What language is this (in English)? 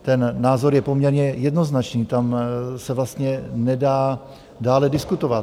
Czech